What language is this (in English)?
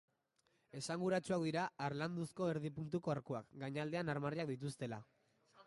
Basque